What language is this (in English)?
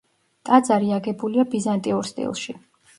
Georgian